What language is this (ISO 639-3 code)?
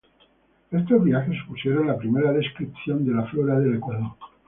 spa